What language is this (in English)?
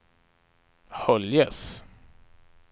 Swedish